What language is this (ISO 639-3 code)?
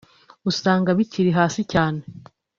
kin